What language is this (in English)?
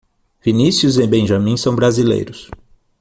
Portuguese